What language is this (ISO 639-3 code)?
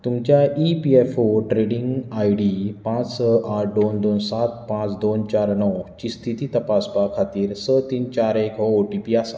kok